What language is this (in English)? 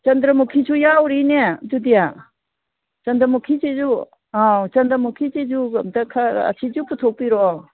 Manipuri